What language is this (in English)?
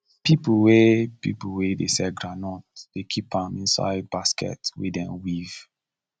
Nigerian Pidgin